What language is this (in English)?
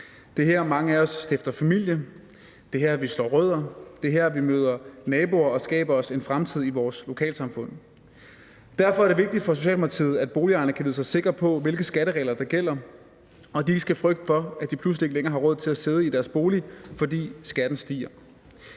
Danish